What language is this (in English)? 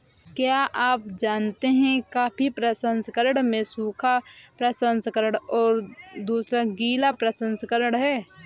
Hindi